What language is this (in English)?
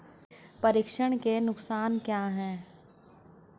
Hindi